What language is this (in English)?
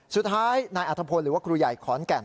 Thai